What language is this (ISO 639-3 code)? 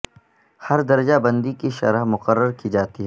urd